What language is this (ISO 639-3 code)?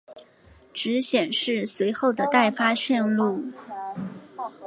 zho